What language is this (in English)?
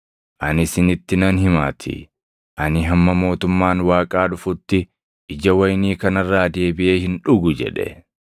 Oromo